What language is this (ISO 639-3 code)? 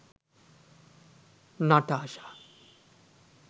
sin